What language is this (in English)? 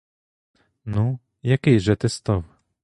Ukrainian